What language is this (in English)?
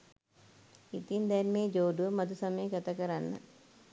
Sinhala